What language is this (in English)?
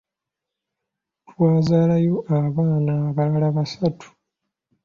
Ganda